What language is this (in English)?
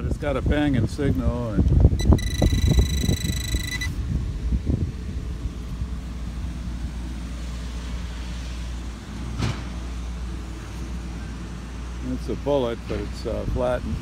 English